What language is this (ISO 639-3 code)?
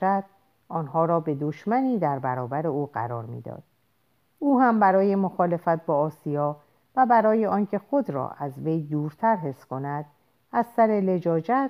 fas